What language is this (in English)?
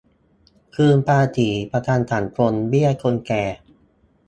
Thai